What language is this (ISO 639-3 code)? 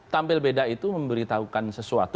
ind